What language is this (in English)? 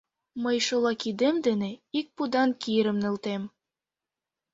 Mari